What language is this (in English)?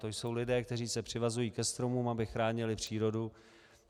Czech